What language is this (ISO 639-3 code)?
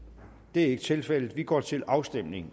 dan